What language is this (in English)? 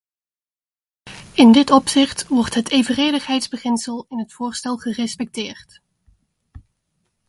Dutch